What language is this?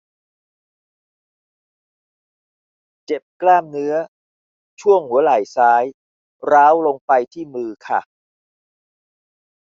Thai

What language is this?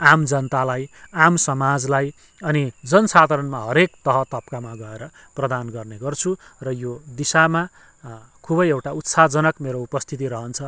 Nepali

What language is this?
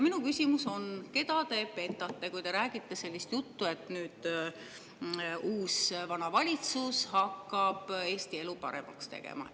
Estonian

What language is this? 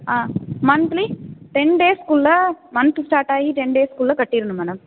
Tamil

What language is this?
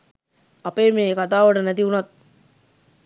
Sinhala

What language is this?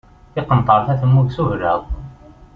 Kabyle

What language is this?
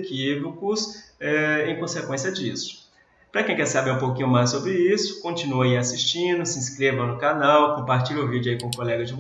Portuguese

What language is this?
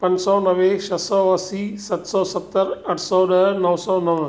Sindhi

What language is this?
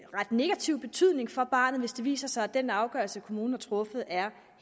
Danish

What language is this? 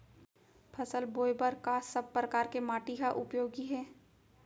Chhattisgarhi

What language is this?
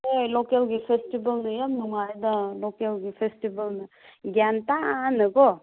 Manipuri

